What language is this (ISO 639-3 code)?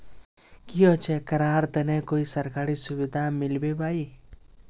mag